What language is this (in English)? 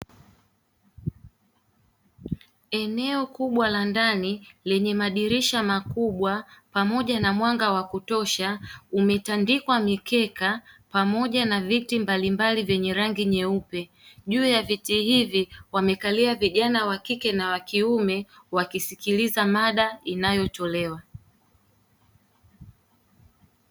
Swahili